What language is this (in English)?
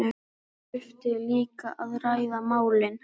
Icelandic